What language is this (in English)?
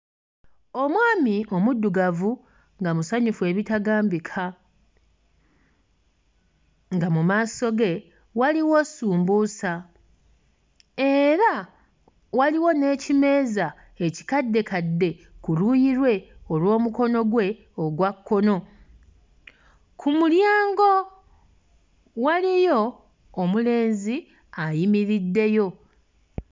Ganda